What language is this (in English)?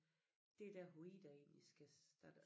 Danish